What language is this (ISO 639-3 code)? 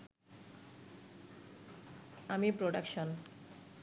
ben